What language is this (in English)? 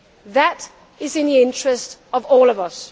English